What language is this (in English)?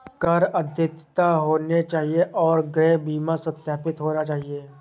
Hindi